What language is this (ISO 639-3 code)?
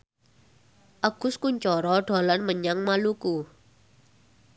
jav